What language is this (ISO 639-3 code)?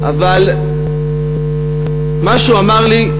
heb